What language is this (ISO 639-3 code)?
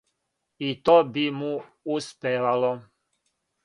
srp